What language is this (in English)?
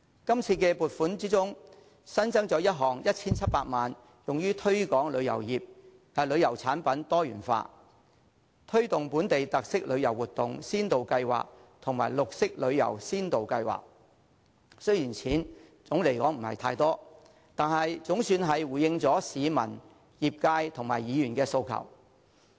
Cantonese